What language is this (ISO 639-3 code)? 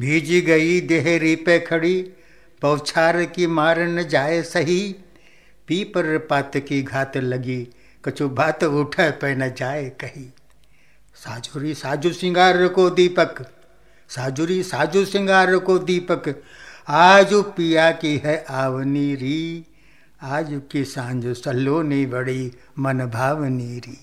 hin